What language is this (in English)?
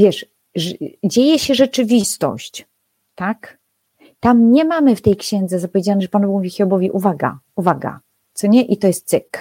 Polish